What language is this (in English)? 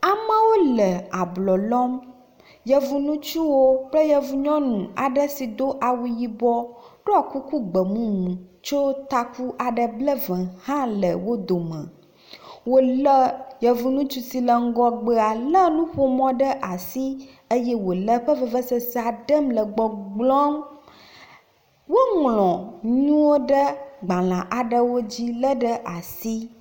Ewe